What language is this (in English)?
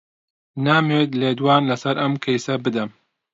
Central Kurdish